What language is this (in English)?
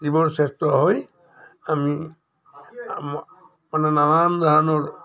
Assamese